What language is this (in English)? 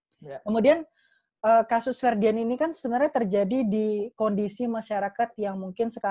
Indonesian